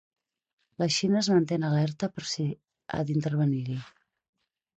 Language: Catalan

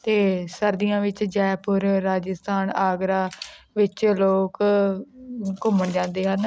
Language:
Punjabi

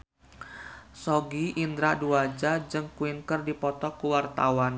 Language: Sundanese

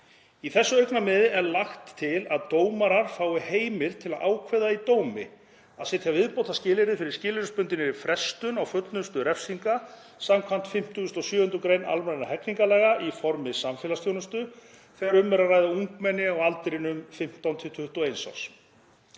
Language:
Icelandic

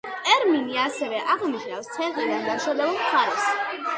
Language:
Georgian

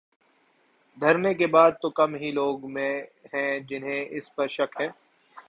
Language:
Urdu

